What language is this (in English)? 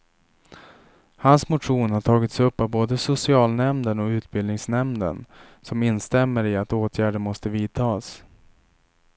Swedish